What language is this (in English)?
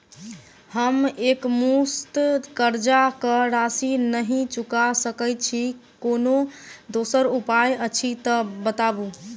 Maithili